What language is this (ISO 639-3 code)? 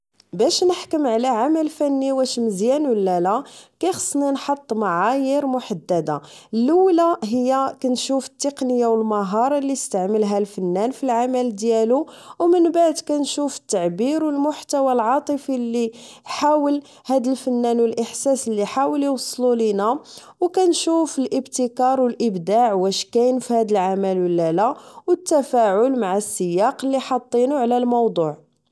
ary